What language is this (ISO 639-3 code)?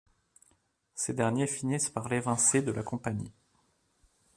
fra